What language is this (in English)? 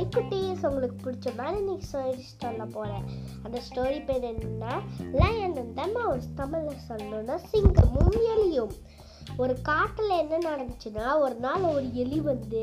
Tamil